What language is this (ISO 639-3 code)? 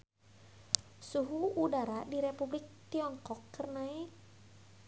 sun